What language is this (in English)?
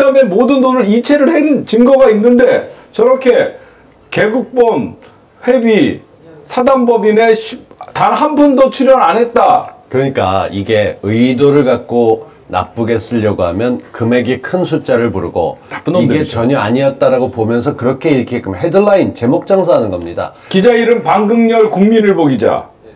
Korean